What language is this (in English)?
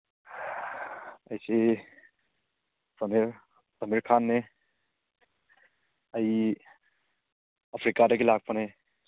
Manipuri